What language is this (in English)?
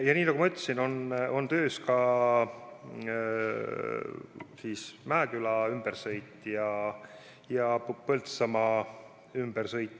Estonian